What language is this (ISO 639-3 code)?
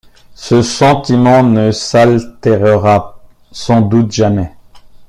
fra